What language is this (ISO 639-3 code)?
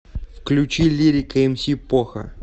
rus